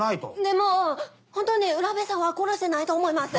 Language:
Japanese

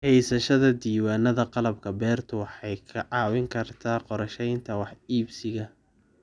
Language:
Somali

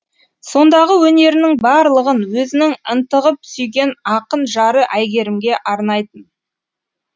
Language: Kazakh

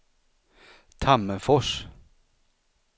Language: Swedish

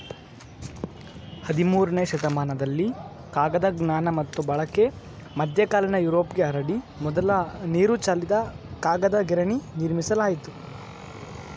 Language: Kannada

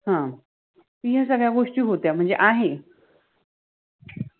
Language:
Marathi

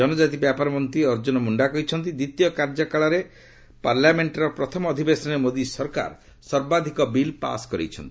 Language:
Odia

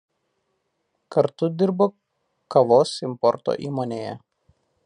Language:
Lithuanian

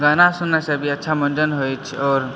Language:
Maithili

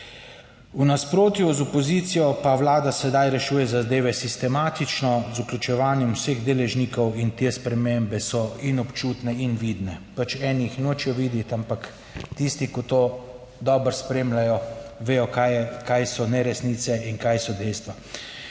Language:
Slovenian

